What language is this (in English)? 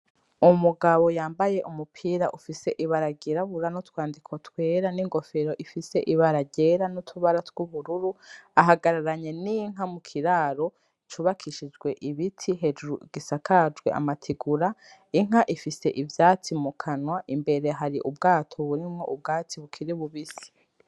Rundi